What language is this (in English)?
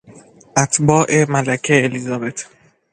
Persian